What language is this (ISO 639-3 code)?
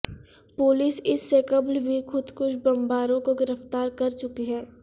urd